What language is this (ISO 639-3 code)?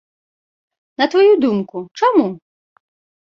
bel